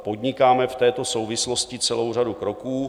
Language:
Czech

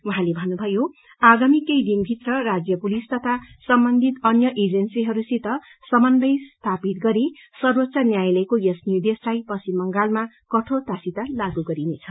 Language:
Nepali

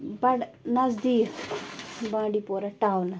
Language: Kashmiri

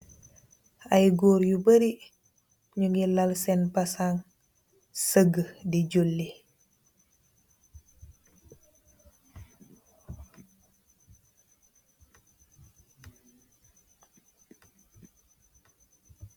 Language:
Wolof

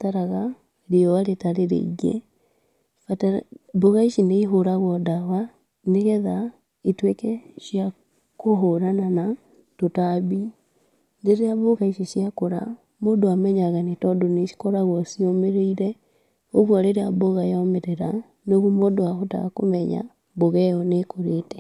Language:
Kikuyu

